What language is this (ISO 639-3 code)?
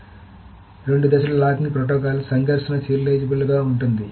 tel